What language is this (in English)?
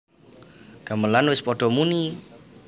Javanese